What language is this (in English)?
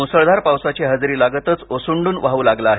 Marathi